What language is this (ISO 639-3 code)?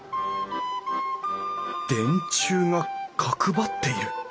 jpn